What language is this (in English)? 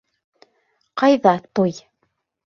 Bashkir